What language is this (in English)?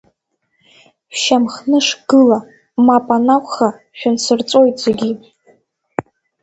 Abkhazian